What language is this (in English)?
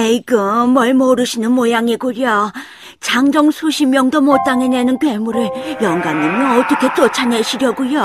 Korean